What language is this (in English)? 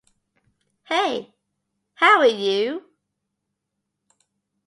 English